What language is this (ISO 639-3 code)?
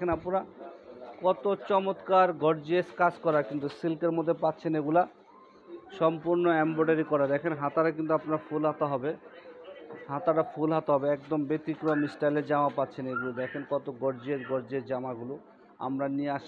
hin